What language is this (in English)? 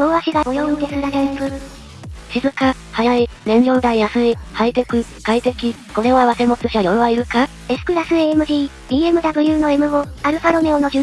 Japanese